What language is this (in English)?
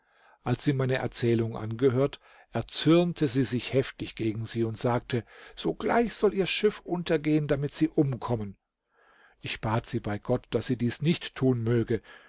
German